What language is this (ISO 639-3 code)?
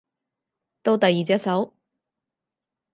yue